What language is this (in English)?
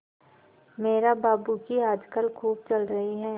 Hindi